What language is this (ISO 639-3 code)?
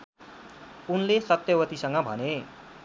nep